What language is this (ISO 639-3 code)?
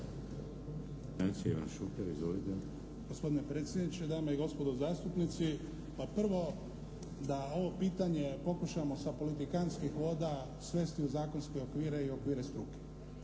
hrv